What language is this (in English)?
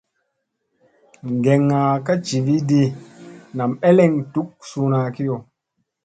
Musey